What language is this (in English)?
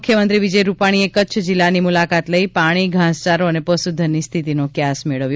Gujarati